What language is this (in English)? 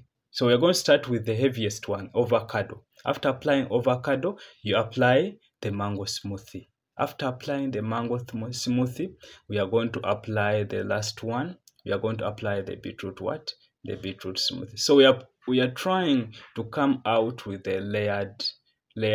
English